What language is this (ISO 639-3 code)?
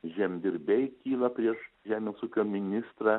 lit